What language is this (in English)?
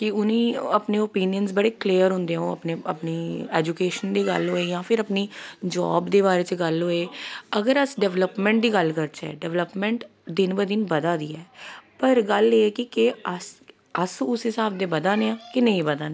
Dogri